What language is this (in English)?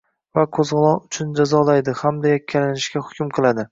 Uzbek